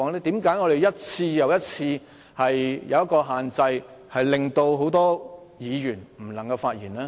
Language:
Cantonese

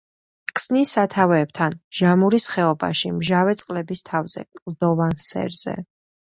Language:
Georgian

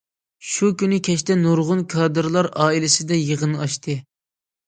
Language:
Uyghur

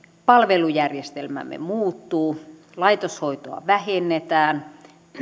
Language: Finnish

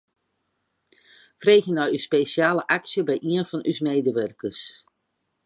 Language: Western Frisian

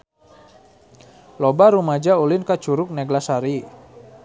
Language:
Sundanese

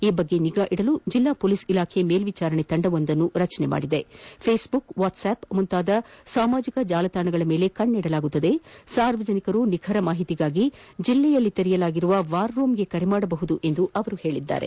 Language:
Kannada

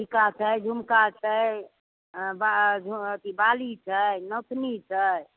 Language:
Maithili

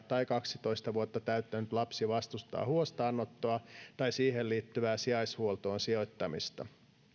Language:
Finnish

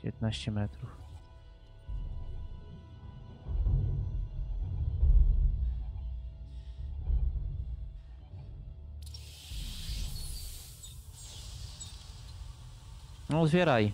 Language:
Polish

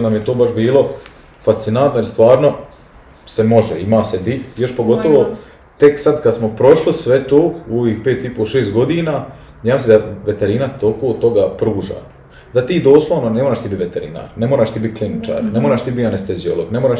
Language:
Croatian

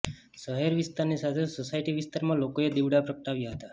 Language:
Gujarati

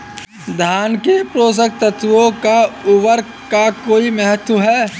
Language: Hindi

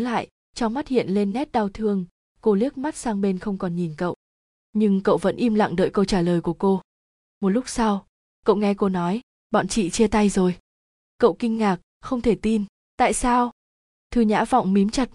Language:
Vietnamese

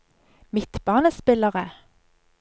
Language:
Norwegian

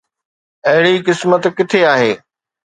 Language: Sindhi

